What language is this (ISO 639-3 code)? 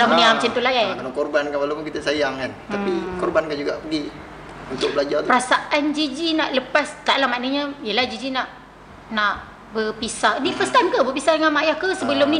msa